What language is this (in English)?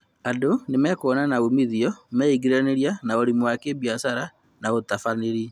Kikuyu